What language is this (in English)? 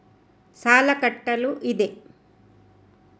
Kannada